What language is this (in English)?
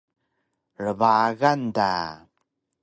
Taroko